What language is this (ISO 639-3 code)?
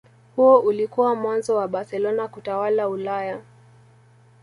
swa